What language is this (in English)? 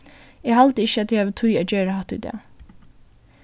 Faroese